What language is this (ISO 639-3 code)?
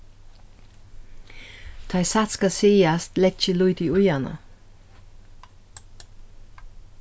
fao